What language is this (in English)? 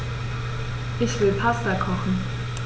German